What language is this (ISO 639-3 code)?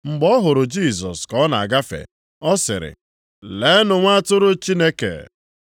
ibo